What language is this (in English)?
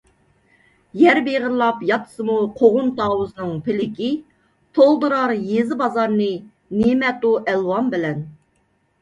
Uyghur